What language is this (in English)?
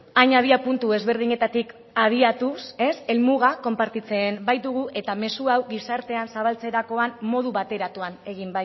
Basque